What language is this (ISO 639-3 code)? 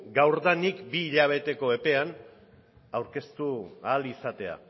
eus